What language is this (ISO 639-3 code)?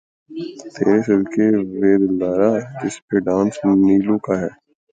urd